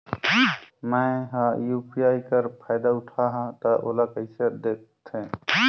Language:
Chhattisgarhi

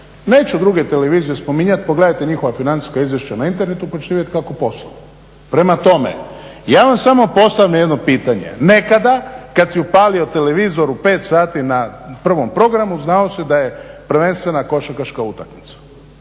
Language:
Croatian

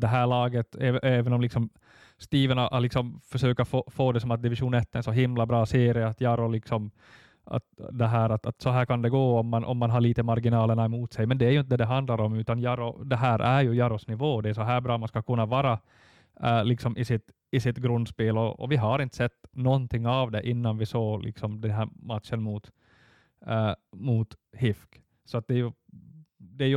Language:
Swedish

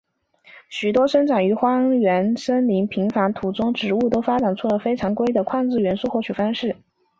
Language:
Chinese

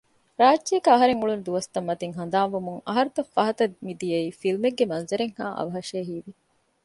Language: Divehi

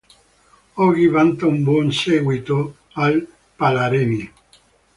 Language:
Italian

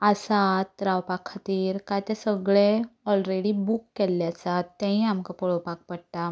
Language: Konkani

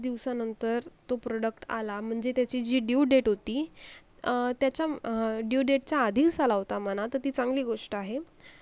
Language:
Marathi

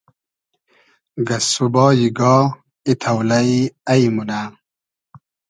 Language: Hazaragi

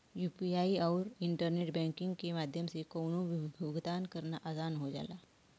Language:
Bhojpuri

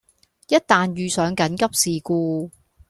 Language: Cantonese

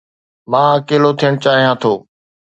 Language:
Sindhi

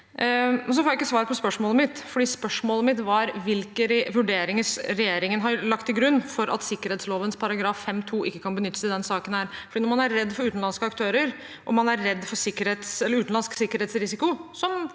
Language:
Norwegian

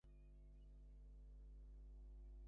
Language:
Bangla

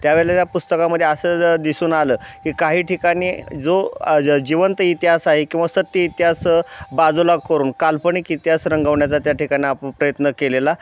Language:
Marathi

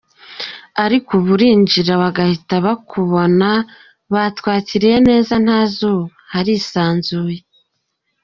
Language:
Kinyarwanda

